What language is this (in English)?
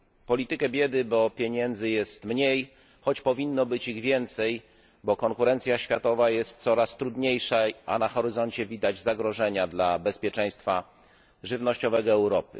Polish